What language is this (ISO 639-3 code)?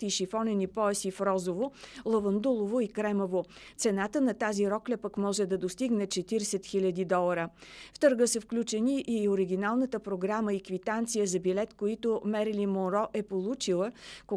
bul